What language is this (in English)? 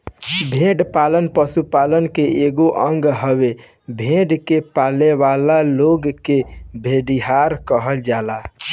Bhojpuri